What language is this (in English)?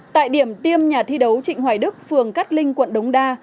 Vietnamese